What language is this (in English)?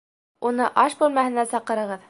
Bashkir